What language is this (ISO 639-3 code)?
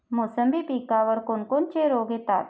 mar